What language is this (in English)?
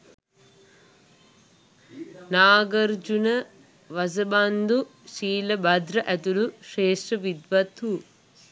Sinhala